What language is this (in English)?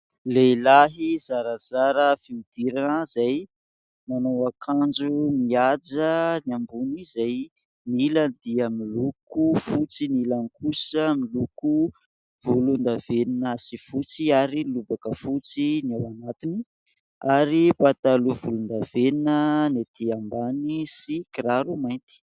Malagasy